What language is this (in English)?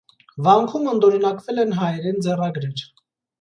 Armenian